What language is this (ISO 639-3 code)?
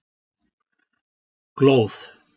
isl